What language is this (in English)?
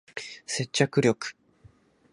Japanese